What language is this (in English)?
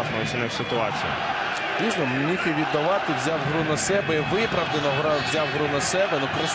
Ukrainian